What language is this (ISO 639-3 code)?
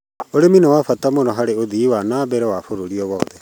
kik